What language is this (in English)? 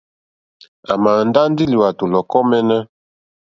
Mokpwe